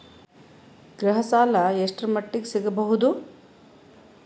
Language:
Kannada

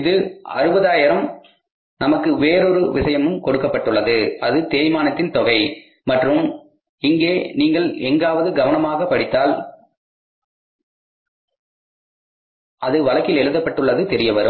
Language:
Tamil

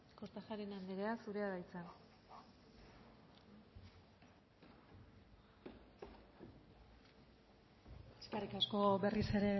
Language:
Basque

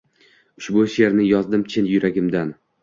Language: Uzbek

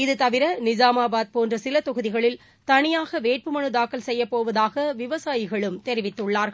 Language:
Tamil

